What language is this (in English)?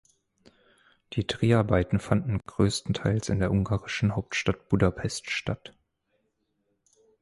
German